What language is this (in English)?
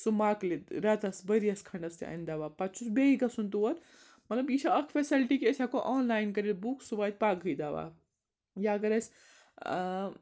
Kashmiri